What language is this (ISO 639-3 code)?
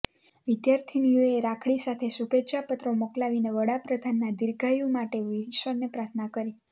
guj